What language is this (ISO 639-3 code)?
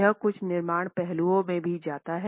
hin